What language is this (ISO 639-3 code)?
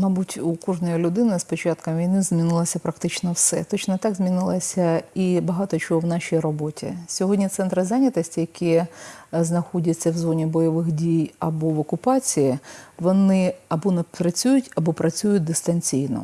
ukr